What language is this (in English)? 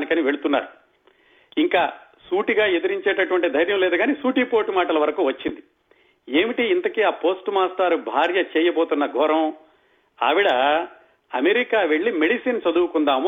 Telugu